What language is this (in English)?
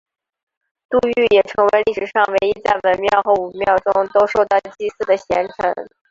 Chinese